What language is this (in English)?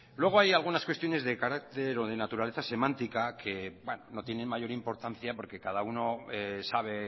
Spanish